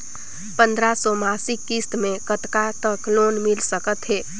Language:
Chhattisgarhi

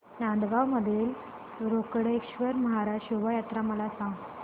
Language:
Marathi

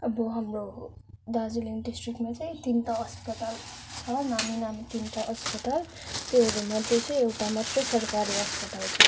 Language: Nepali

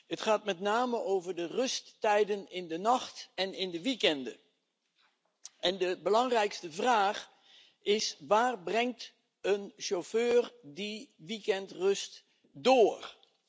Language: Dutch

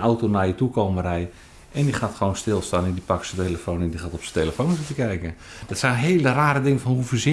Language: Dutch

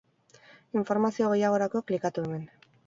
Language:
Basque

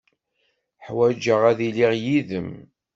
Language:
Kabyle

